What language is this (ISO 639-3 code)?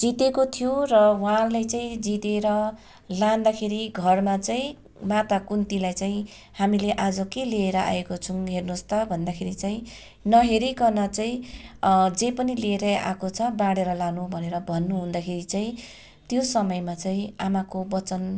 nep